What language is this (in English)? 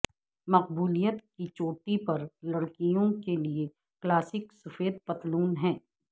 Urdu